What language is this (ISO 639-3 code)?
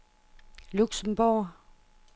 dan